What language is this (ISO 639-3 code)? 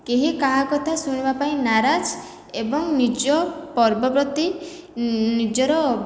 ori